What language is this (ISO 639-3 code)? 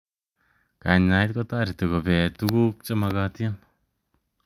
kln